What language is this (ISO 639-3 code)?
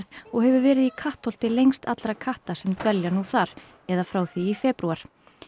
isl